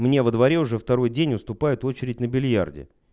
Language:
Russian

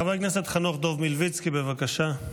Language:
Hebrew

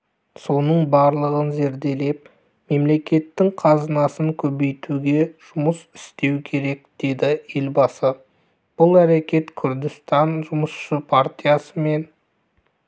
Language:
Kazakh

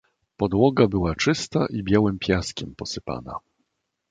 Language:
Polish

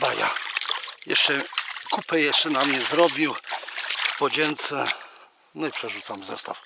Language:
Polish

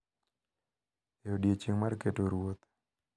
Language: Luo (Kenya and Tanzania)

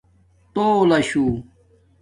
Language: Domaaki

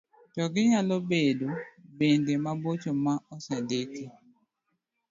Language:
Luo (Kenya and Tanzania)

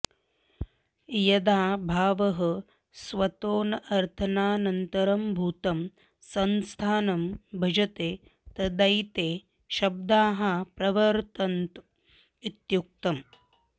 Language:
Sanskrit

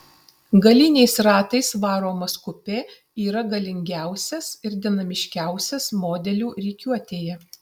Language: Lithuanian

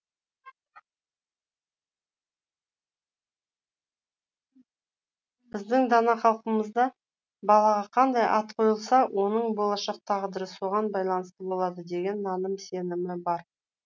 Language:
Kazakh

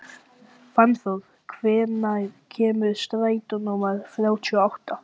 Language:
Icelandic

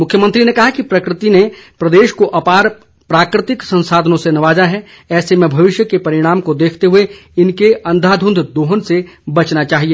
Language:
Hindi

